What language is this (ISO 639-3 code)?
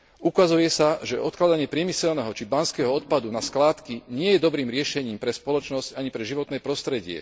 slk